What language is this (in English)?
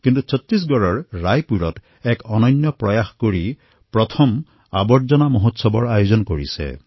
Assamese